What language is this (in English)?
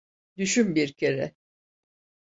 Turkish